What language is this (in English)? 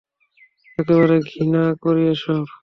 Bangla